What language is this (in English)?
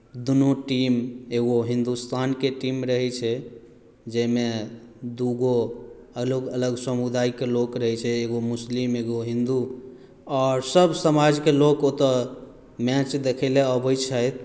Maithili